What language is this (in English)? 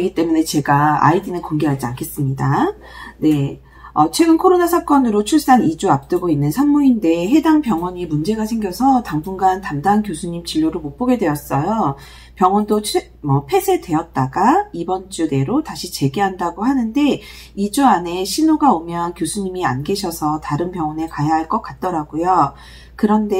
Korean